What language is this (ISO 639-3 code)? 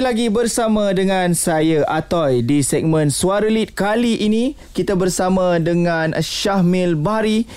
msa